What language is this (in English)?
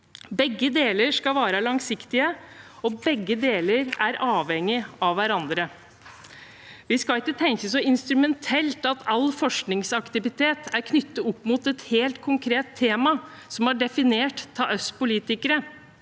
Norwegian